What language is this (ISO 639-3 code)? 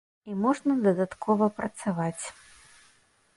bel